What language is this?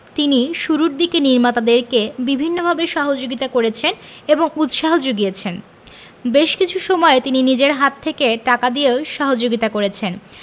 Bangla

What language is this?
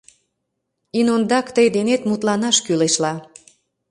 Mari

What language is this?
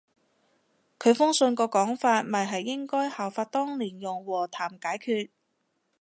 Cantonese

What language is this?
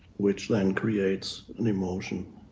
English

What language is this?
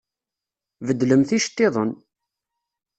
Kabyle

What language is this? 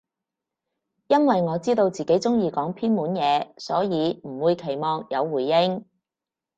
Cantonese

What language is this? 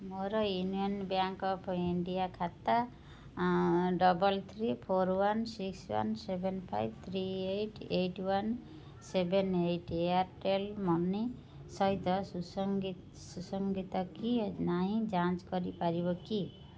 Odia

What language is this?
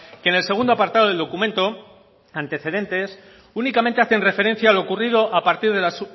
Spanish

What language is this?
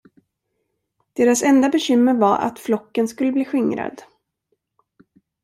Swedish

